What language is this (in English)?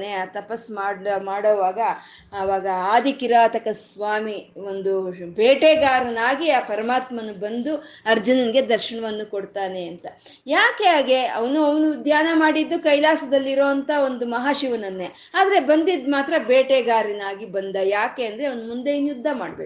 Kannada